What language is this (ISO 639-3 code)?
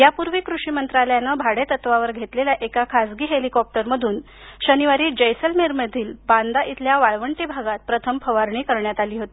mar